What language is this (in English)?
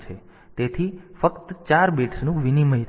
Gujarati